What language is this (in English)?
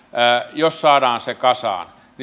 Finnish